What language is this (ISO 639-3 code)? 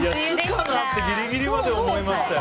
jpn